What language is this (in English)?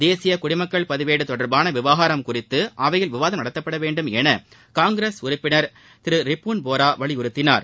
Tamil